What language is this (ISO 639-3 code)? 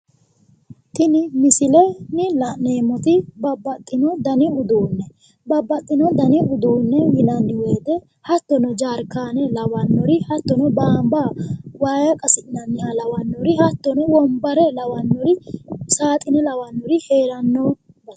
sid